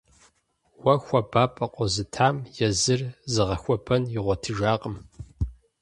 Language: Kabardian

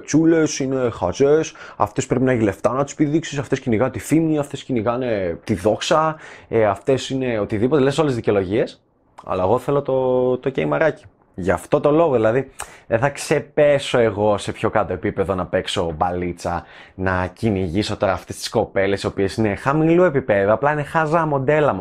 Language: Greek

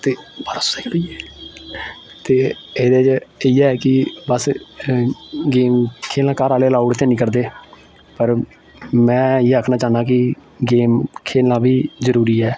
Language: Dogri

